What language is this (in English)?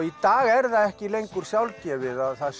Icelandic